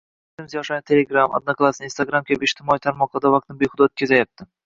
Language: Uzbek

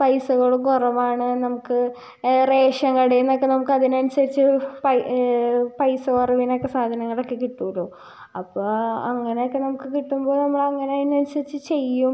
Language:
Malayalam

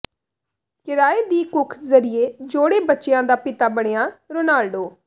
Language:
Punjabi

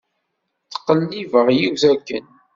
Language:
Kabyle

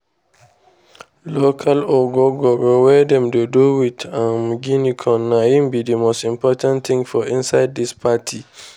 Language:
Nigerian Pidgin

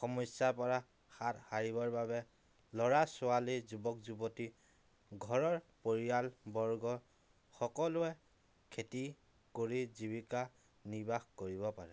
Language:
Assamese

